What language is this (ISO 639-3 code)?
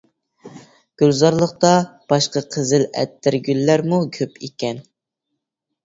uig